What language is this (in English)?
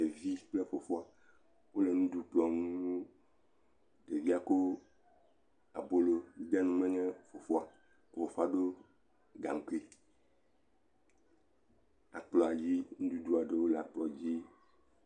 Ewe